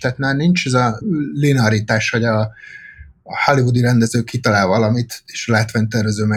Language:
Hungarian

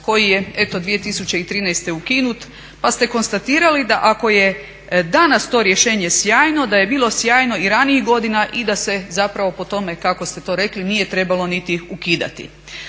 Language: Croatian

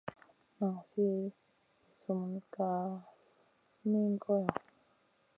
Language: Masana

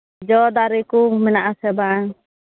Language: Santali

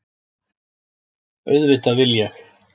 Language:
Icelandic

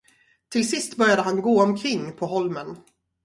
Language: Swedish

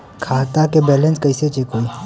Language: Bhojpuri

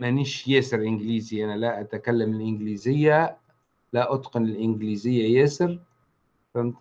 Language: Arabic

